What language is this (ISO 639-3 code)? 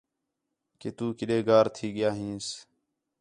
xhe